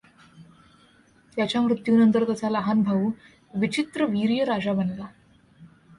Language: Marathi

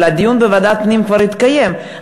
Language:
Hebrew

